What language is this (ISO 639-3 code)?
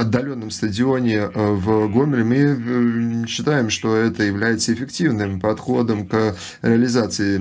rus